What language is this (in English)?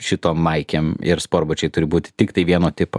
Lithuanian